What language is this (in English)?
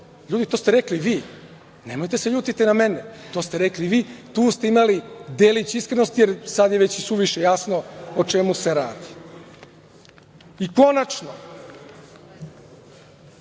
Serbian